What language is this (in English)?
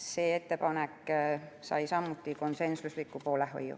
Estonian